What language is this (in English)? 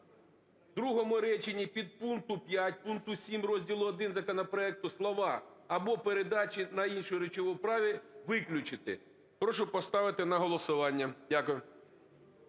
Ukrainian